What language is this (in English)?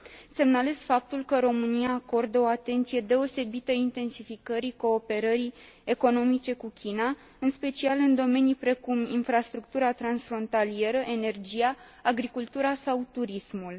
Romanian